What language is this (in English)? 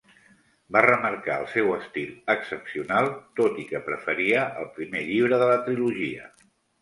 Catalan